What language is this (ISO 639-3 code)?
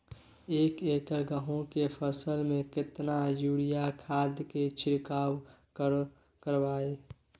mai